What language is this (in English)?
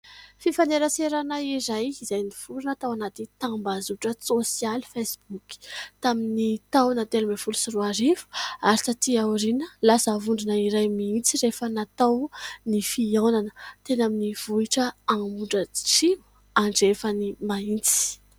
Malagasy